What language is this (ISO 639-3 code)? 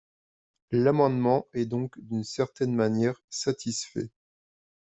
fra